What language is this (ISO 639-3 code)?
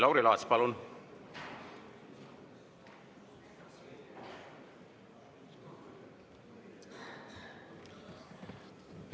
est